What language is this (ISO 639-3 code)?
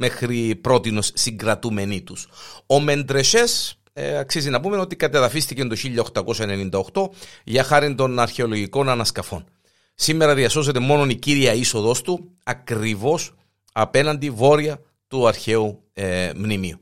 ell